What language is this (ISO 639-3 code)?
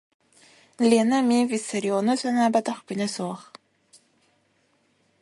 sah